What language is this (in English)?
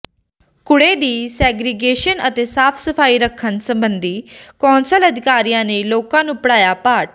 Punjabi